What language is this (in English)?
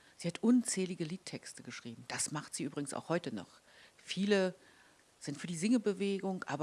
German